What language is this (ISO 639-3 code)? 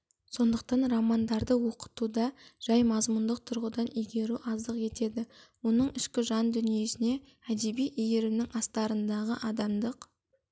kaz